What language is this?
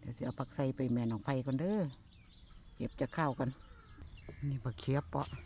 Thai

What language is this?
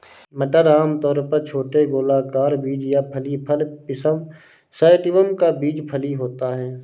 Hindi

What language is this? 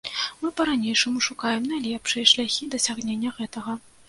Belarusian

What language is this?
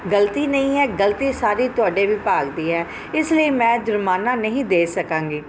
Punjabi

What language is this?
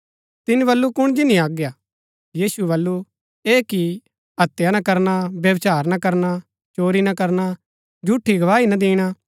Gaddi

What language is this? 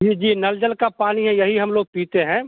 Hindi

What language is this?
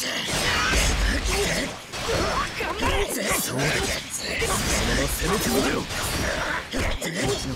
Japanese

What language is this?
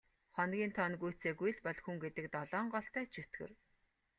Mongolian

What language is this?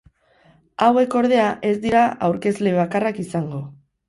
Basque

